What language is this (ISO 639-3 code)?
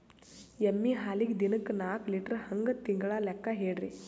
kan